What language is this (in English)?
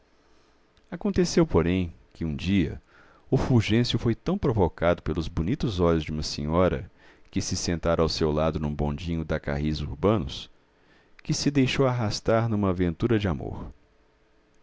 Portuguese